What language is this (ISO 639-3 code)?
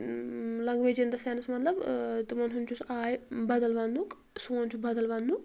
kas